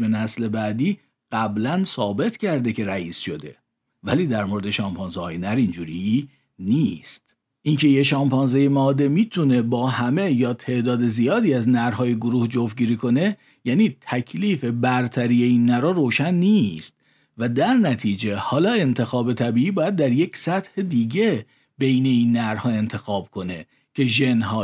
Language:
Persian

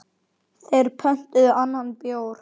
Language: Icelandic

